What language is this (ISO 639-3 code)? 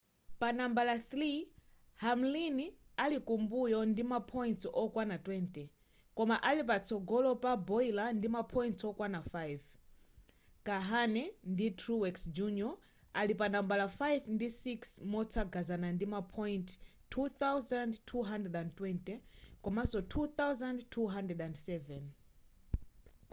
nya